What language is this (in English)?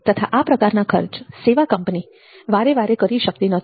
Gujarati